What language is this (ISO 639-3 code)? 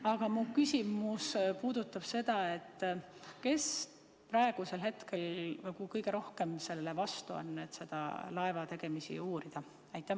est